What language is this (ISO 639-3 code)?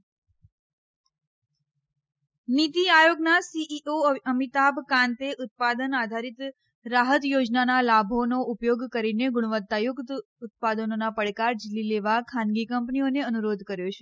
guj